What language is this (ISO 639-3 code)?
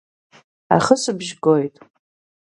abk